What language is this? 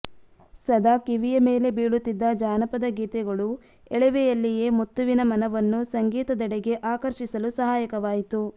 Kannada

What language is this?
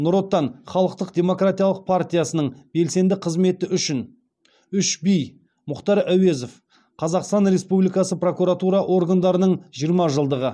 Kazakh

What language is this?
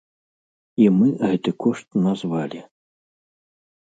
Belarusian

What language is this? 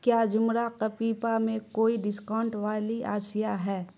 Urdu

